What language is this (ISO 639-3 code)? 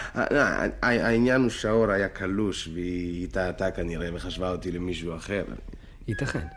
heb